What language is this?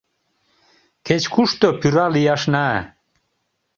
Mari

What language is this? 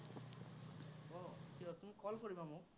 Assamese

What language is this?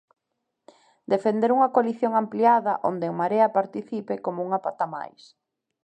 Galician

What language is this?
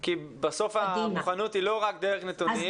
Hebrew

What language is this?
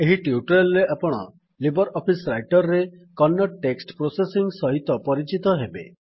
Odia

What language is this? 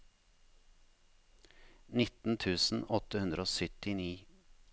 Norwegian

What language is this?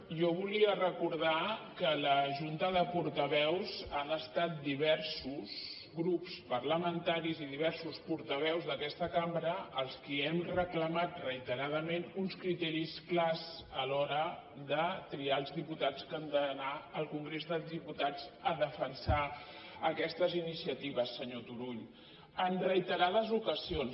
Catalan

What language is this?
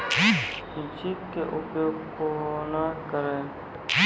Maithili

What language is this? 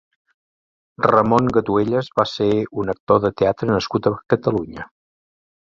Catalan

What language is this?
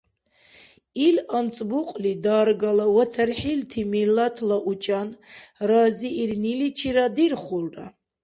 Dargwa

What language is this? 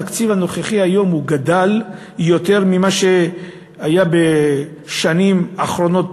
Hebrew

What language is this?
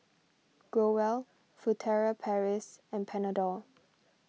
English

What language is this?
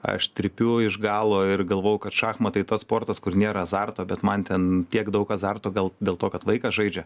Lithuanian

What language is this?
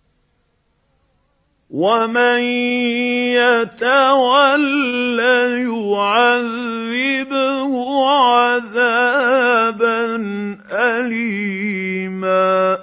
Arabic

